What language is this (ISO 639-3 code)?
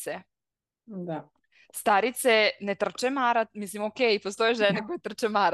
hrv